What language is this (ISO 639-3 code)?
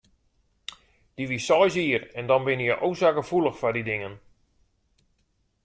fry